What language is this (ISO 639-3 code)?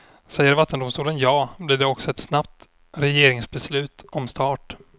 swe